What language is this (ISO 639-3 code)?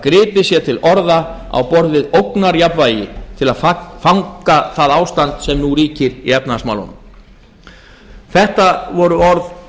isl